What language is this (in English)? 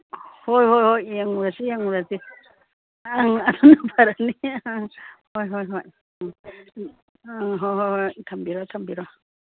Manipuri